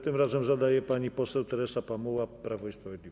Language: Polish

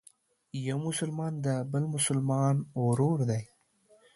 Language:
Pashto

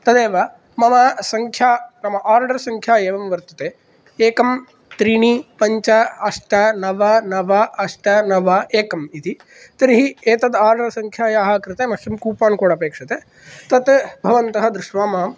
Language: Sanskrit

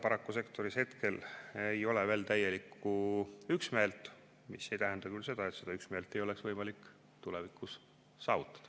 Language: Estonian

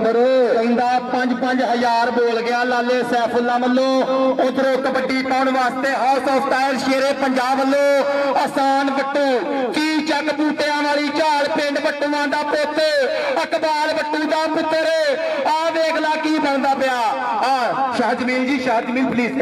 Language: Punjabi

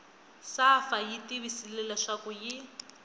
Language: Tsonga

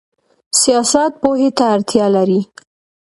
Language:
Pashto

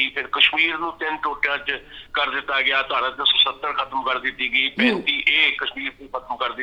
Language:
Punjabi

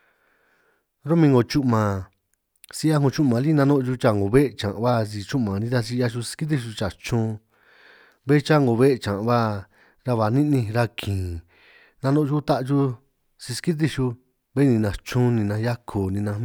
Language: San Martín Itunyoso Triqui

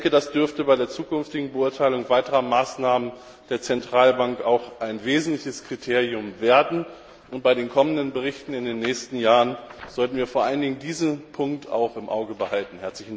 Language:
German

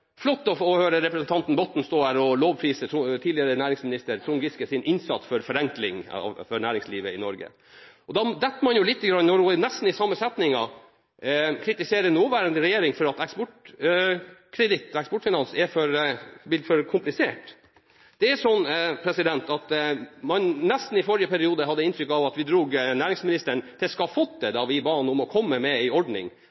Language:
Norwegian Bokmål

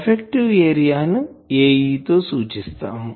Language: Telugu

